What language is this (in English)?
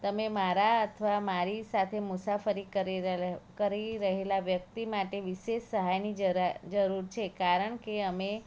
Gujarati